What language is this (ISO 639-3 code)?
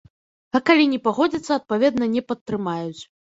bel